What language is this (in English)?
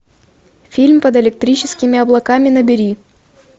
Russian